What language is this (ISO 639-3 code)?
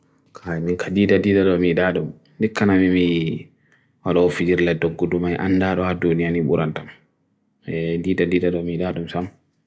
fui